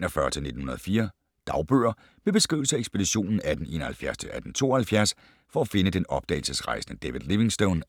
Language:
Danish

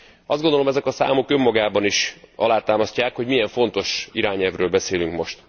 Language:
Hungarian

